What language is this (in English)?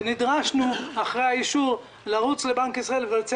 Hebrew